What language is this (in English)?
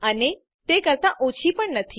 Gujarati